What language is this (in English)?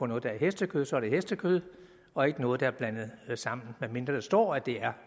Danish